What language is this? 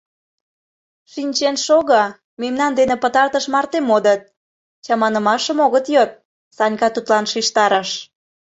Mari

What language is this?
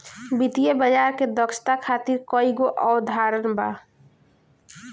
Bhojpuri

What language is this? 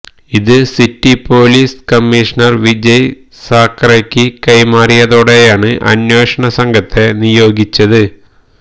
Malayalam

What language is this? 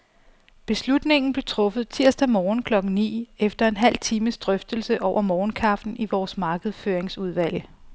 Danish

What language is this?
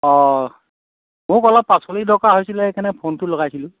Assamese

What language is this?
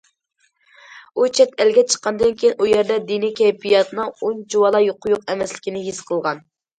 Uyghur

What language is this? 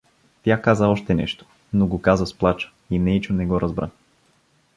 Bulgarian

